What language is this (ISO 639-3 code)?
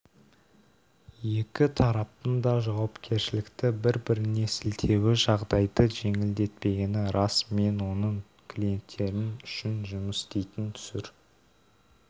kaz